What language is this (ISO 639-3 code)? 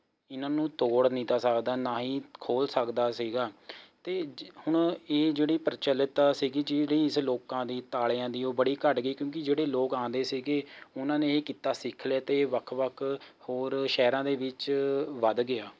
pan